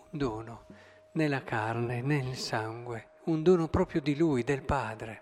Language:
Italian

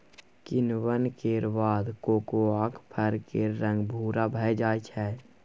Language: Maithili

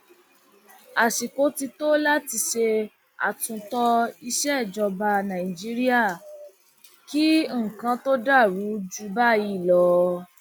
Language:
Yoruba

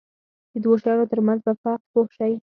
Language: Pashto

